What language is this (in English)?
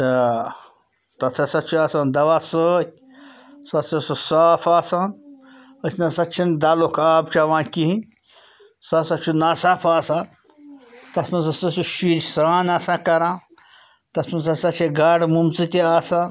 Kashmiri